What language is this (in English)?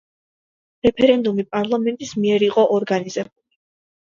Georgian